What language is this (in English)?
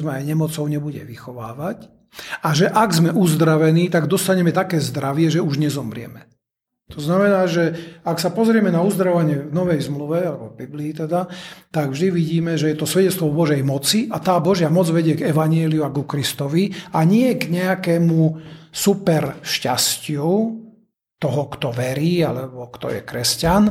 Slovak